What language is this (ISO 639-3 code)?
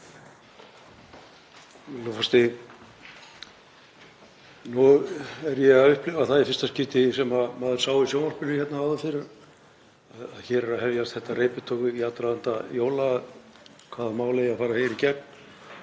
isl